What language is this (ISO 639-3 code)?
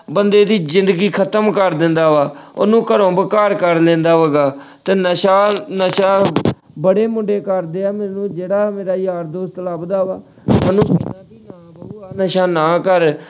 pan